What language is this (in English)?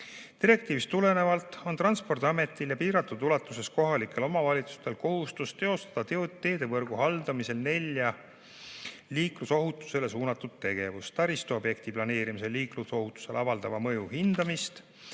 Estonian